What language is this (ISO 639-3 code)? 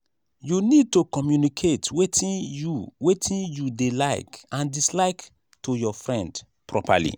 pcm